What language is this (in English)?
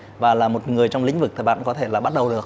Vietnamese